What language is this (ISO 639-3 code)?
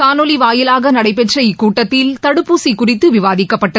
tam